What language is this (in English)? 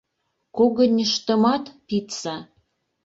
Mari